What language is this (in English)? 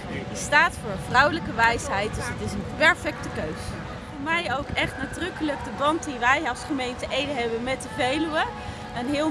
Dutch